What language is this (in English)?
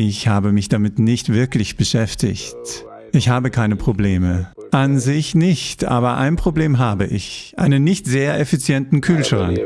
German